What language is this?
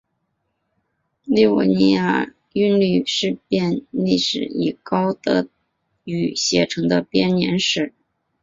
Chinese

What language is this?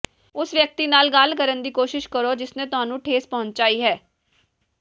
Punjabi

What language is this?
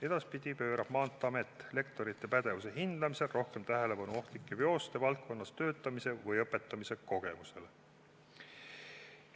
Estonian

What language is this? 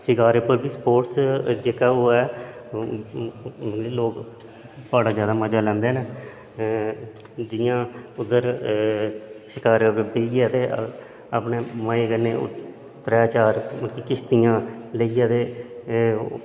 Dogri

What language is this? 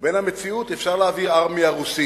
Hebrew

